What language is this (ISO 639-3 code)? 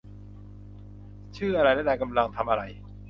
tha